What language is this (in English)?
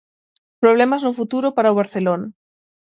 Galician